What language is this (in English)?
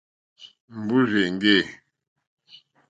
Mokpwe